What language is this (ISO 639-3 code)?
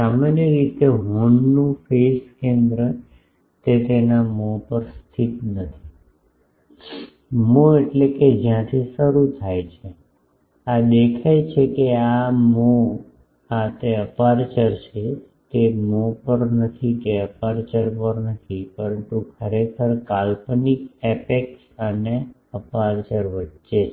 guj